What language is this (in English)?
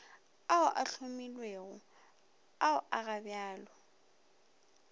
Northern Sotho